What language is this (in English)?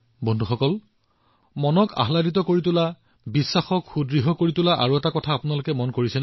Assamese